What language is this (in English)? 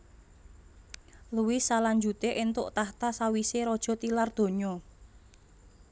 Javanese